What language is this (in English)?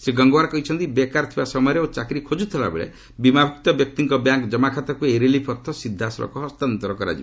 Odia